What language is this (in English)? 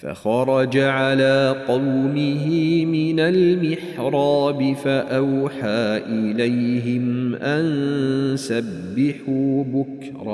Arabic